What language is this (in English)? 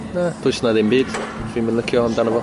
Welsh